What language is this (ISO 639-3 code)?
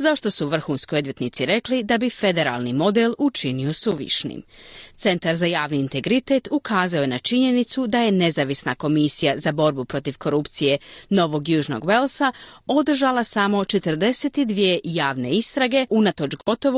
hrv